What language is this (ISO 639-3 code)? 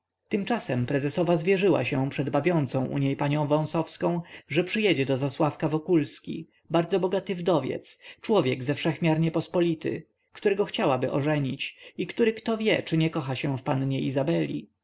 pol